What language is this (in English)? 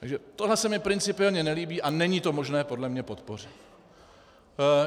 Czech